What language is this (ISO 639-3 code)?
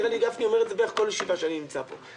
heb